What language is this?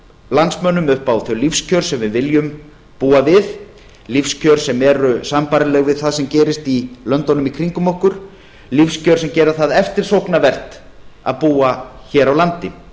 Icelandic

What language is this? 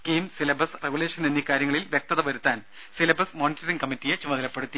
Malayalam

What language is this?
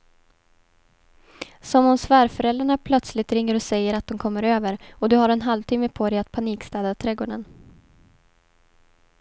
Swedish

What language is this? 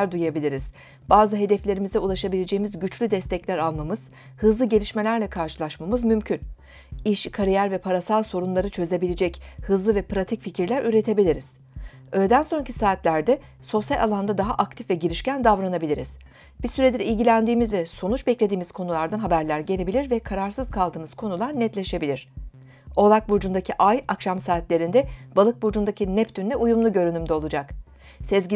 Turkish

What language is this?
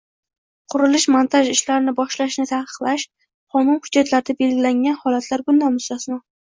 Uzbek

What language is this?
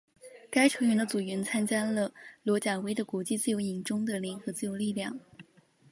Chinese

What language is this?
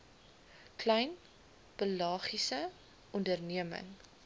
Afrikaans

